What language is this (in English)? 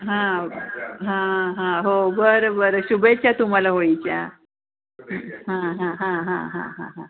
Marathi